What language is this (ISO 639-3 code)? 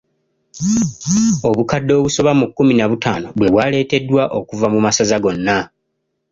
lug